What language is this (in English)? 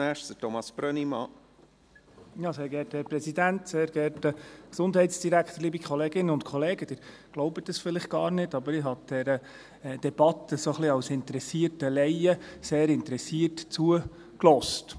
Swiss German